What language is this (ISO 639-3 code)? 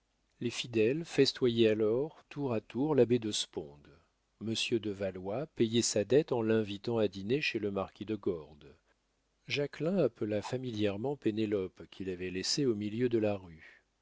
fra